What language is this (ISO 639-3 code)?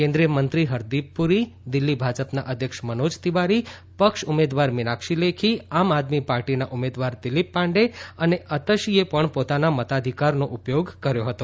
guj